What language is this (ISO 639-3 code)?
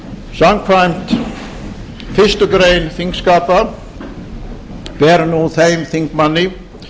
isl